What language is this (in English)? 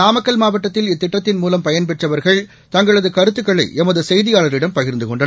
Tamil